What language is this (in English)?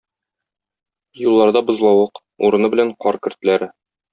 Tatar